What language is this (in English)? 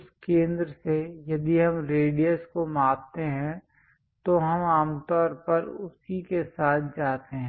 Hindi